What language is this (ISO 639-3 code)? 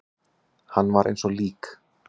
isl